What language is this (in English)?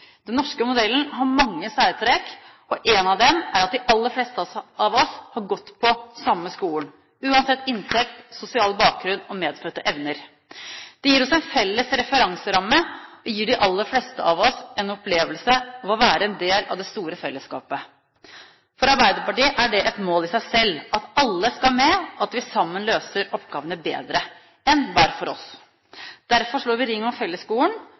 Norwegian Bokmål